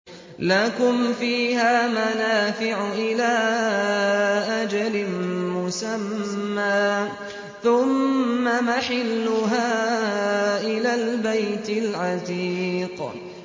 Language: Arabic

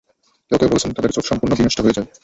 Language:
Bangla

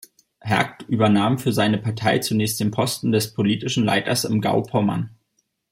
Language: German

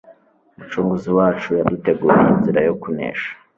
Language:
Kinyarwanda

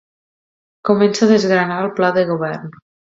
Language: Catalan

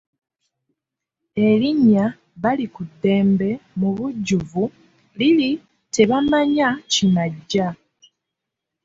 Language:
Ganda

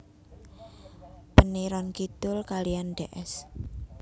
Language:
Javanese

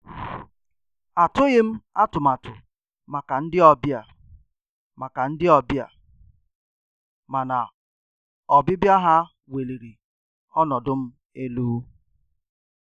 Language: Igbo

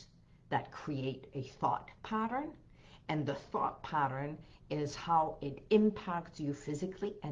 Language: English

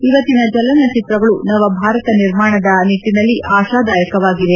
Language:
Kannada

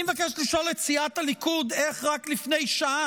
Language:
Hebrew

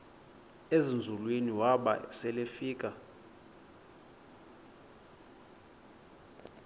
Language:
Xhosa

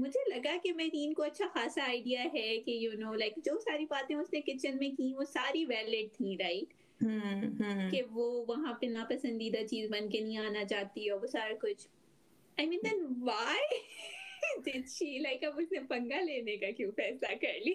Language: Urdu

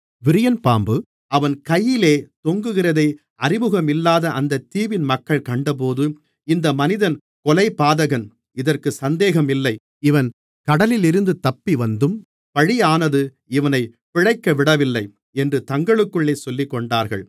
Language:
Tamil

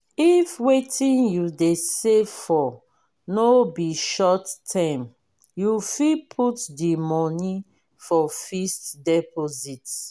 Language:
Nigerian Pidgin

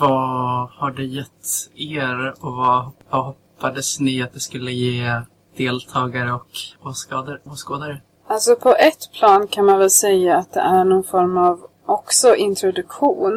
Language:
Swedish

